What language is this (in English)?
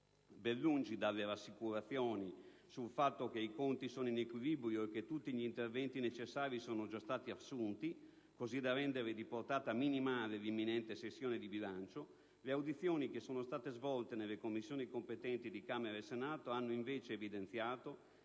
Italian